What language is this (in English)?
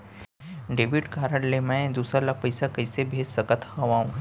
Chhattisgarhi